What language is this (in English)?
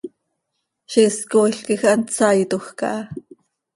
Seri